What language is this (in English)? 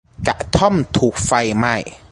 Thai